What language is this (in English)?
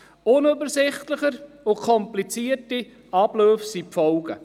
Swiss German